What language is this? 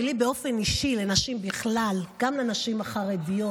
Hebrew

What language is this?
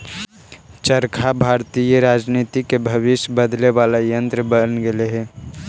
Magahi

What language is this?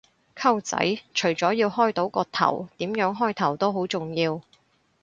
Cantonese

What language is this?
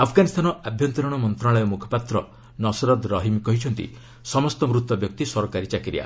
Odia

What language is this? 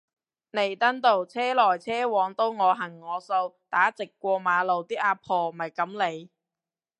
Cantonese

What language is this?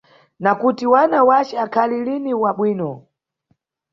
Nyungwe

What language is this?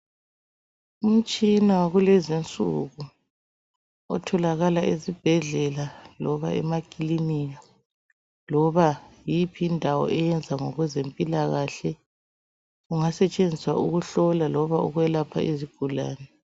North Ndebele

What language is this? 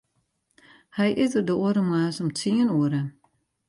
Western Frisian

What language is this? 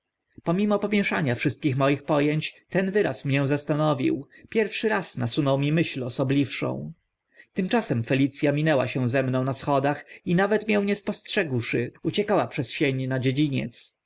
Polish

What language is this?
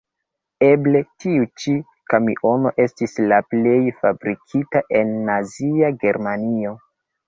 Esperanto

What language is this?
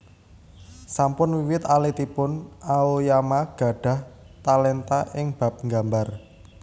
Javanese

